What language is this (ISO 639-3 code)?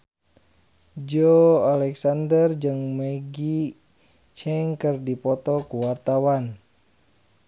sun